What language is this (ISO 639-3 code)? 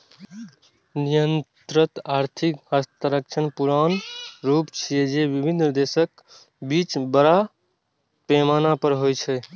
mai